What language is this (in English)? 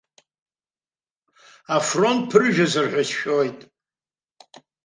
Abkhazian